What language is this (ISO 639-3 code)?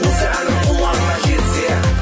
kaz